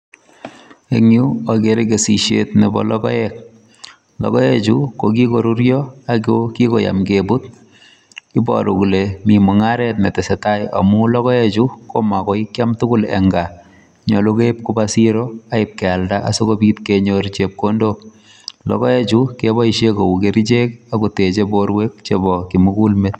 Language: Kalenjin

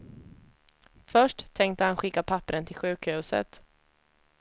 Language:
Swedish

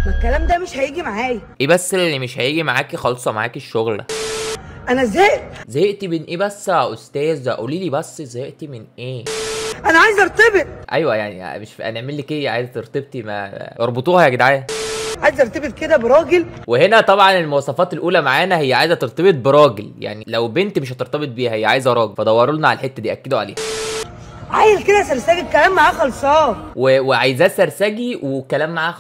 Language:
Arabic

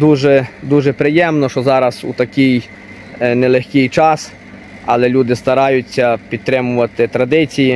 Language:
Ukrainian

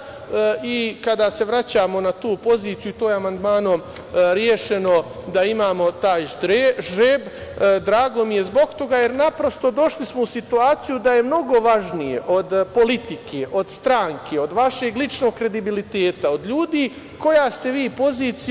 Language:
Serbian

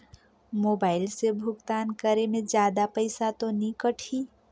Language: Chhattisgarhi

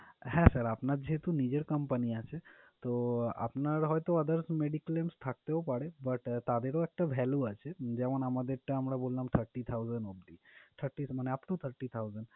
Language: Bangla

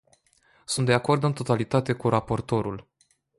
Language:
Romanian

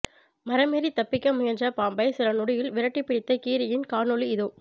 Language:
Tamil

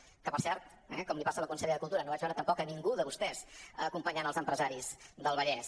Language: Catalan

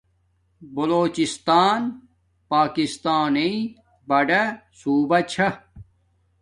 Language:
Domaaki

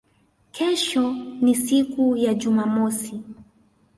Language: Swahili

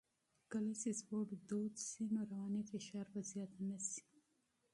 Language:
Pashto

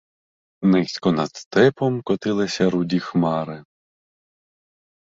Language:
Ukrainian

